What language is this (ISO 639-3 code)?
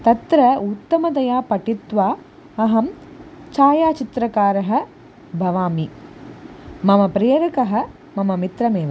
san